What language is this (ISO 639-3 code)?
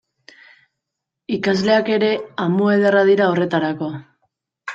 eus